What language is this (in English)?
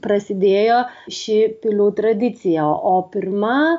Lithuanian